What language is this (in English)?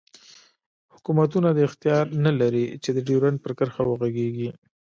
Pashto